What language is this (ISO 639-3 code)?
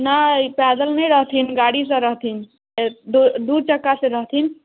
mai